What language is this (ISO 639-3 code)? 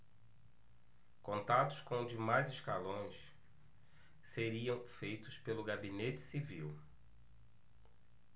por